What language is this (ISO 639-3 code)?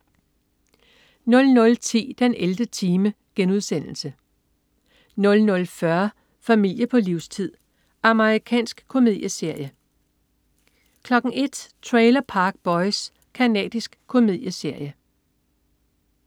dan